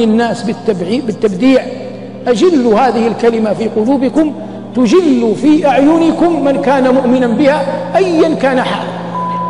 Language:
Arabic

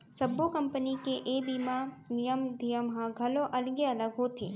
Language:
Chhattisgarhi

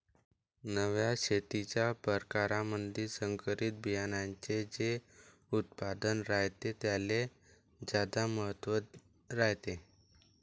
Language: Marathi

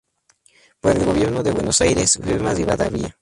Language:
Spanish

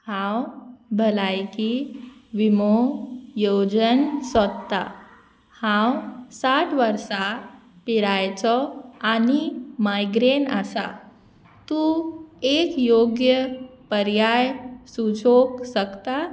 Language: Konkani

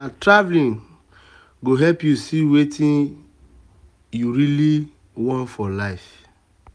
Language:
Nigerian Pidgin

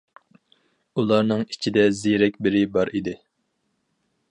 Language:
Uyghur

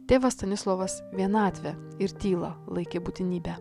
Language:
Lithuanian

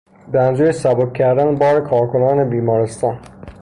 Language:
Persian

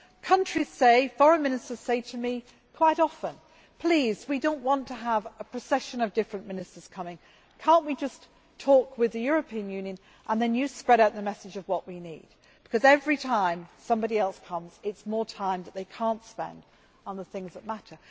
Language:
English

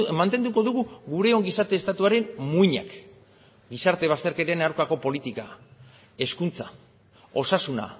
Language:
Basque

